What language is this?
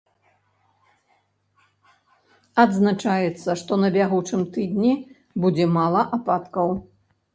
Belarusian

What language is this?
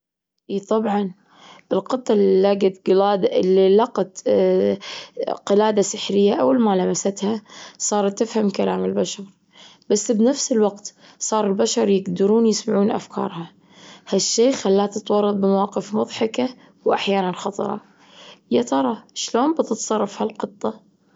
Gulf Arabic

